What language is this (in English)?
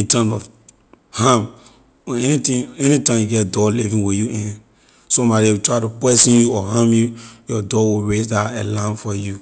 Liberian English